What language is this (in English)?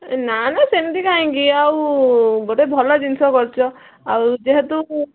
Odia